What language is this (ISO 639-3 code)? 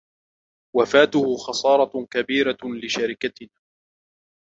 ara